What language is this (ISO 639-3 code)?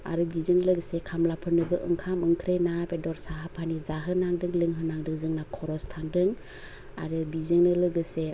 brx